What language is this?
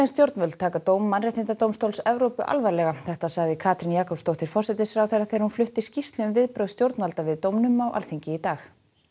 Icelandic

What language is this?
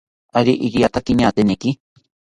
South Ucayali Ashéninka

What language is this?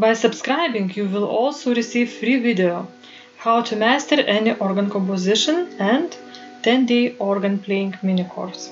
English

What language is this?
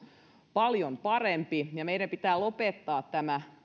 Finnish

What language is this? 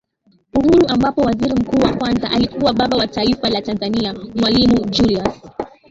Swahili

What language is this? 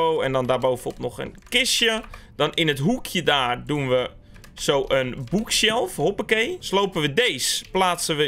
Dutch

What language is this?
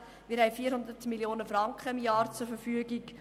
Swiss German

